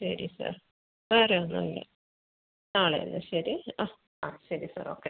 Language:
Malayalam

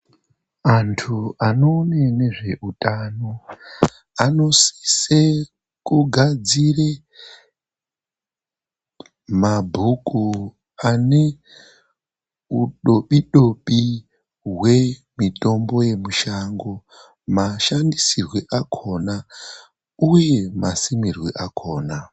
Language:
Ndau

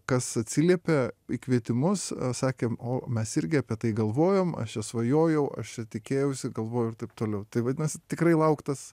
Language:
Lithuanian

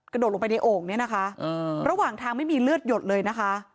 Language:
Thai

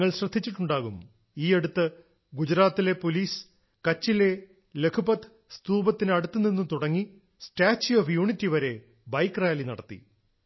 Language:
Malayalam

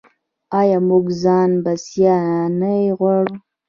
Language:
Pashto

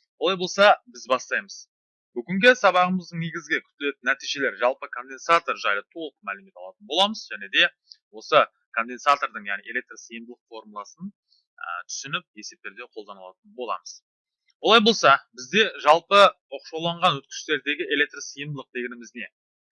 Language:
Turkish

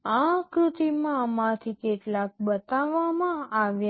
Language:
Gujarati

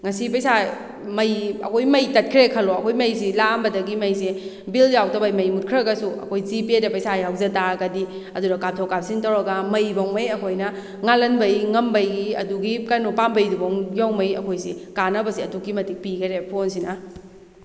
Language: Manipuri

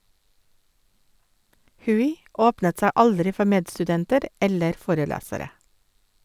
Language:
Norwegian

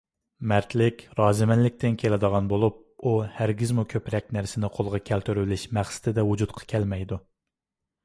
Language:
Uyghur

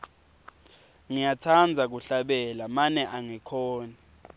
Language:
Swati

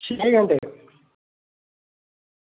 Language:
Dogri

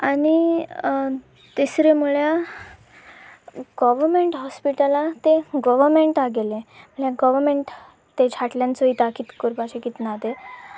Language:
Konkani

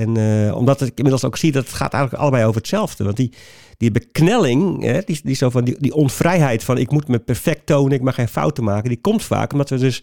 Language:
Dutch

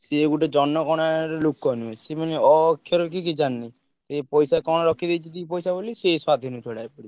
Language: Odia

